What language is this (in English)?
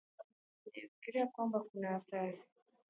Swahili